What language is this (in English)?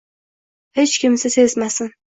Uzbek